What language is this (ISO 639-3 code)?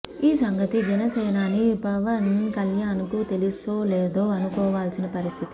tel